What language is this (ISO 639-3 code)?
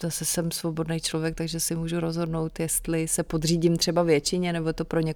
ces